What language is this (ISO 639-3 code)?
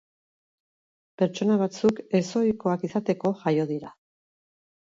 eus